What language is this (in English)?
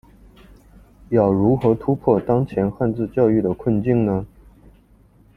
Chinese